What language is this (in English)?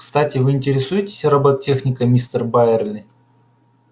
Russian